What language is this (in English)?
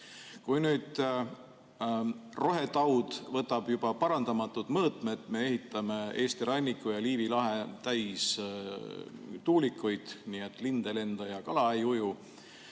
Estonian